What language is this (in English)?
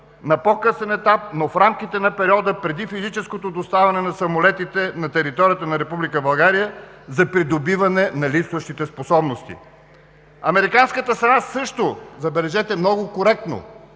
Bulgarian